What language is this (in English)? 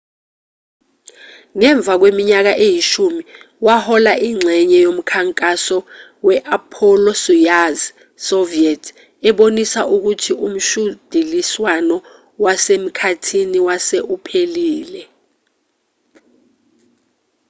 Zulu